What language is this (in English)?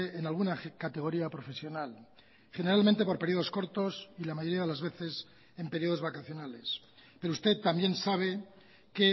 Spanish